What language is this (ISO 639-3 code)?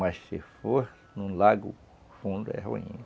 por